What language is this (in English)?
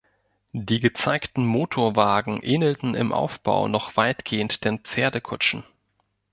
German